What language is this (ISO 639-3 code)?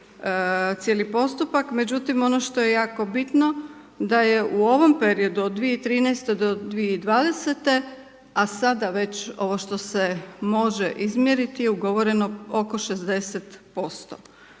hrv